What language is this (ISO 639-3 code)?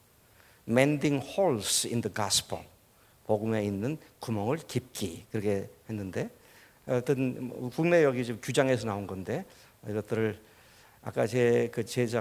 kor